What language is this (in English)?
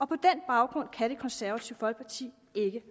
Danish